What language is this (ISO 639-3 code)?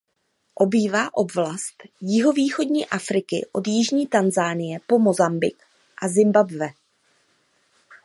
ces